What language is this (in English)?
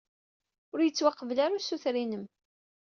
Kabyle